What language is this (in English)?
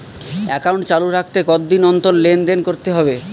Bangla